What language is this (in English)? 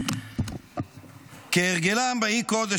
Hebrew